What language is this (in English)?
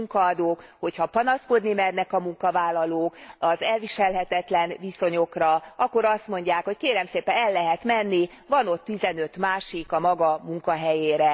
Hungarian